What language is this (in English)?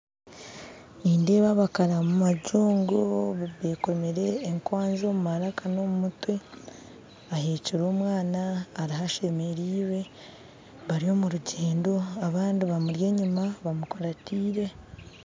Nyankole